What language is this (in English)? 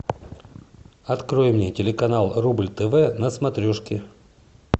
Russian